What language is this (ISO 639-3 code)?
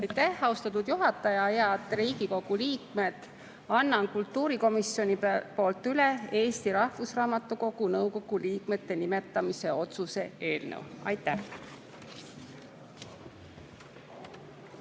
est